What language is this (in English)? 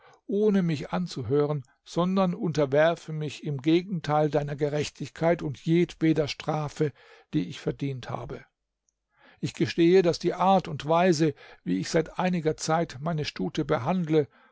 German